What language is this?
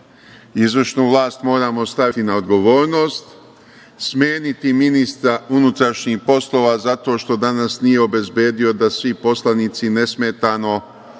Serbian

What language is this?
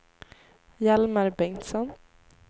Swedish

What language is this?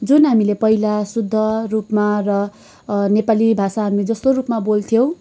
Nepali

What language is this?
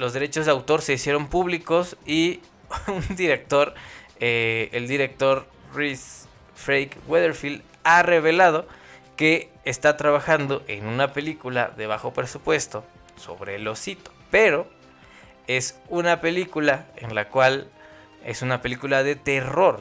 Spanish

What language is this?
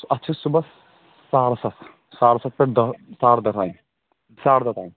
Kashmiri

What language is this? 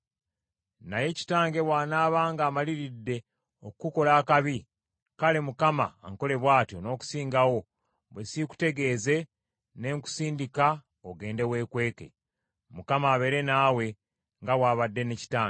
Ganda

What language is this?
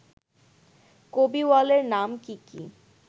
Bangla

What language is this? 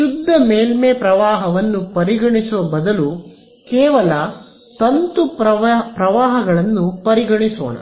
Kannada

